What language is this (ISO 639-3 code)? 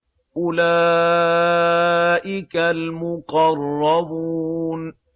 ara